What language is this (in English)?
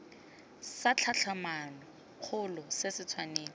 Tswana